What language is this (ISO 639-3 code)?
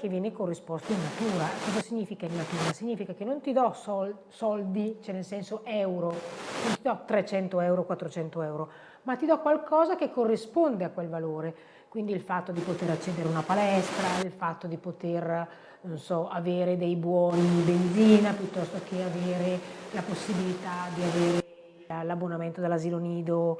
ita